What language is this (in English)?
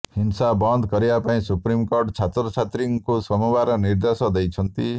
Odia